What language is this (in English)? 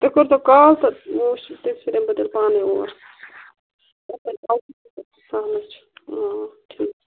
Kashmiri